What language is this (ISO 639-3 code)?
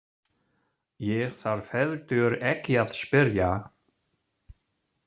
isl